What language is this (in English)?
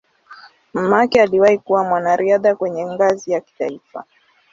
Swahili